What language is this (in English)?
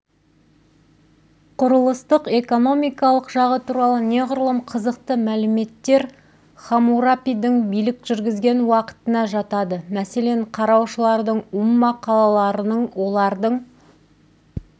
Kazakh